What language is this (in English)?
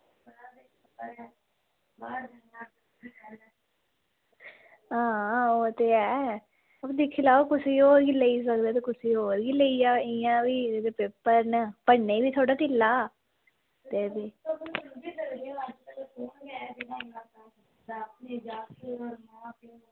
Dogri